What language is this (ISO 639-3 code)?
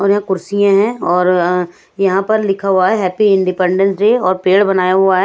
hin